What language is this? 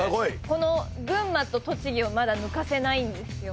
Japanese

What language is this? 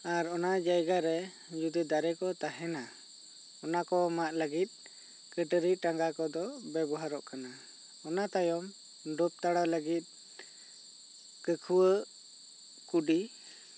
Santali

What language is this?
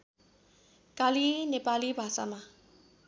Nepali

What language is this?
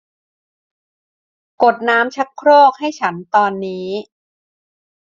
Thai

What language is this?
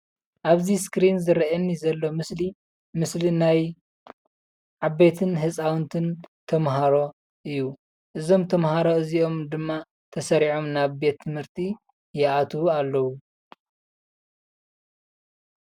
Tigrinya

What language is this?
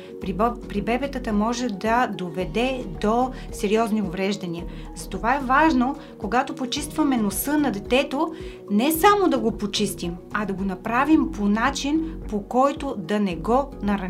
Bulgarian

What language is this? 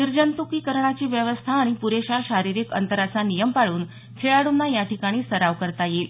Marathi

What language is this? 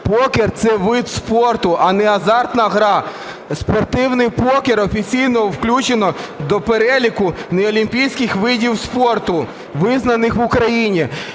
Ukrainian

